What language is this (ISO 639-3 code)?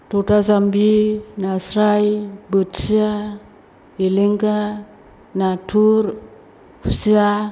brx